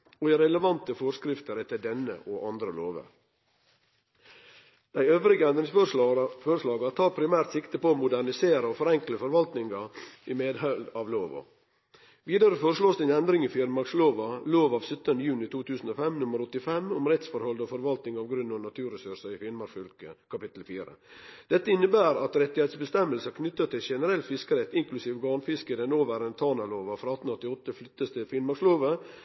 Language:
Norwegian Nynorsk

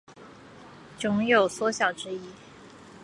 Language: Chinese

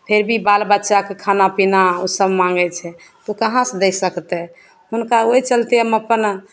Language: Maithili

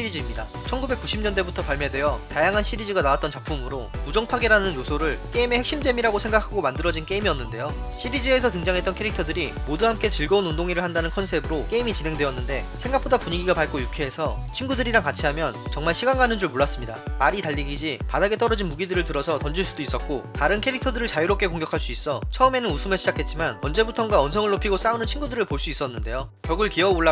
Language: Korean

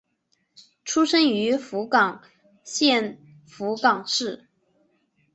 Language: Chinese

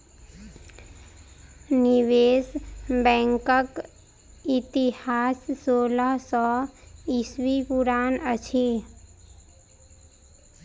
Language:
Maithili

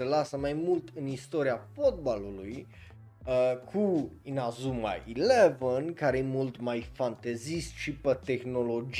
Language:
Romanian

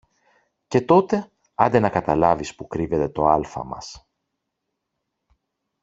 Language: Greek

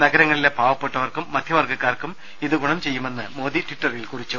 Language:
Malayalam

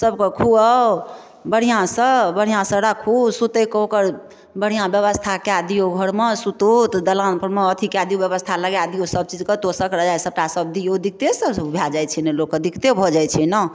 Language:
Maithili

